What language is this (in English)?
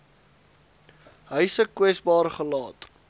Afrikaans